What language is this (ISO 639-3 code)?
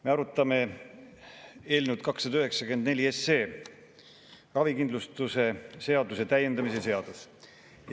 est